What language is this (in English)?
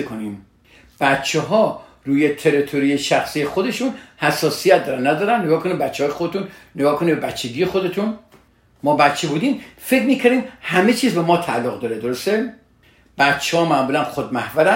Persian